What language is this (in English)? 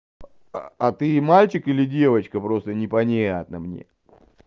Russian